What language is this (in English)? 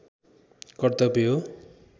Nepali